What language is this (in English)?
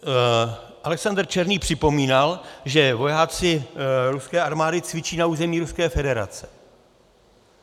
Czech